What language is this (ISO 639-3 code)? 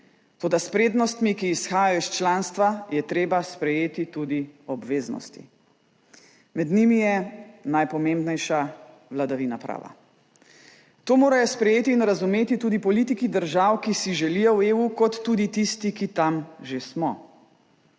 slv